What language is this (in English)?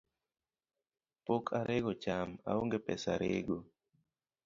Luo (Kenya and Tanzania)